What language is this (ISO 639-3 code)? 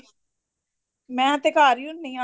pan